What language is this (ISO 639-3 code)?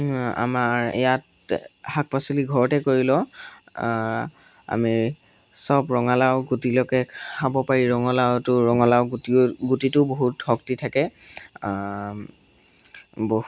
asm